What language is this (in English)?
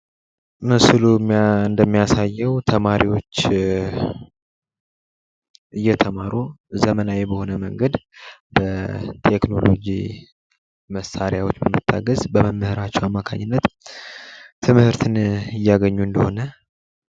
Amharic